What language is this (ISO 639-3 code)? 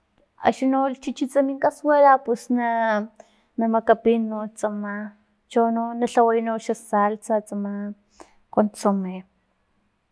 tlp